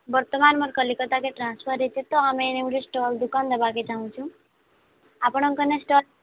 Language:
Odia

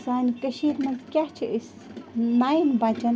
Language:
Kashmiri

